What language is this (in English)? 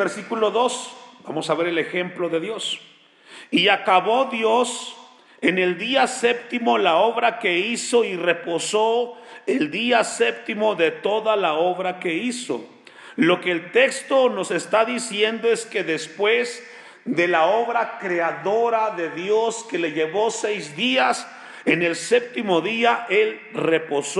Spanish